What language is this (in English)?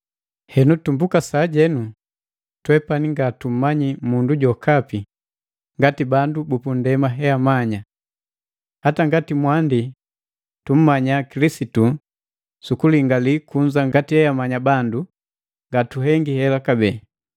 Matengo